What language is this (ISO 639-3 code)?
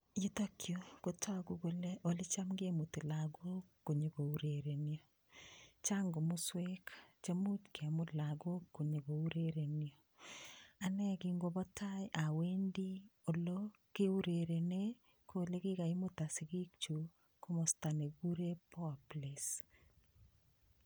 kln